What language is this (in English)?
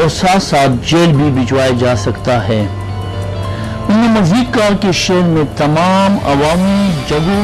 Urdu